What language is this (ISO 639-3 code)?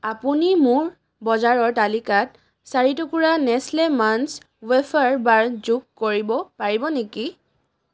asm